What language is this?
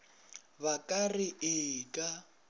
Northern Sotho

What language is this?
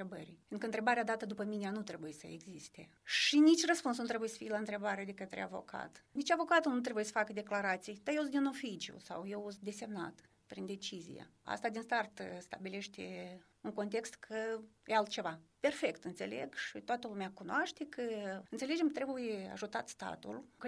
Romanian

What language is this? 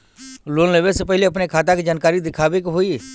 Bhojpuri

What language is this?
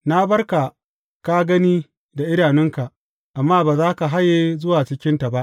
Hausa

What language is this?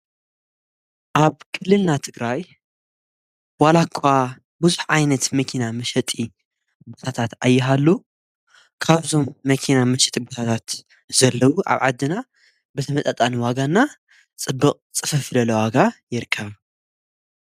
Tigrinya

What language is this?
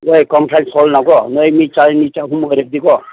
Manipuri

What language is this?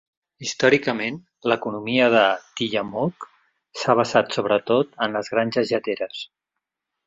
Catalan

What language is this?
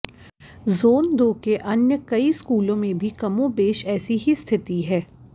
Hindi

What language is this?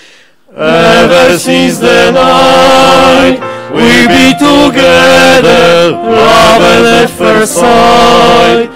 Polish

